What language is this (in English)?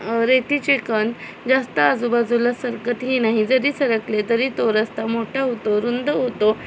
Marathi